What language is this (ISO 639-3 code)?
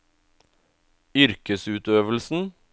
nor